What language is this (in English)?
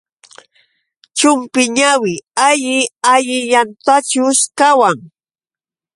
Yauyos Quechua